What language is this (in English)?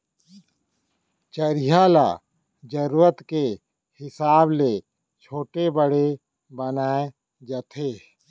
Chhattisgarhi